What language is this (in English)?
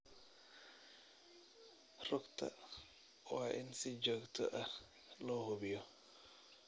Somali